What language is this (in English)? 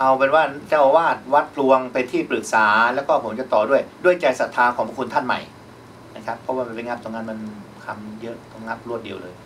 Thai